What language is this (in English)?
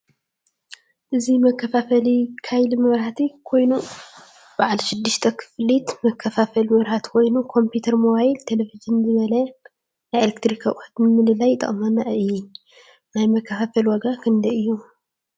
Tigrinya